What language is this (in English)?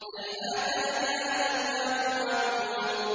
Arabic